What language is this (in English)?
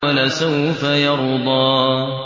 Arabic